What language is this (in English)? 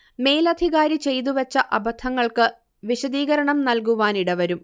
Malayalam